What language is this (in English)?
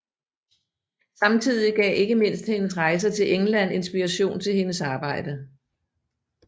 Danish